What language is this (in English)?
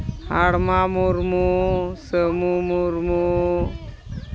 Santali